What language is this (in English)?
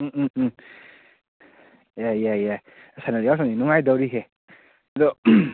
Manipuri